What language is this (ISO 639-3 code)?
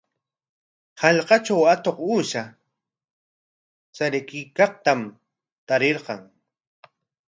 qwa